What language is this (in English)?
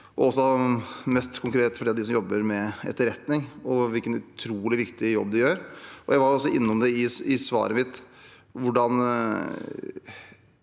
Norwegian